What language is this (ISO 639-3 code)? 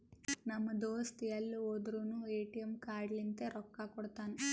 kan